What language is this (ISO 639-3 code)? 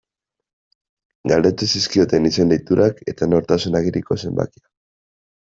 eus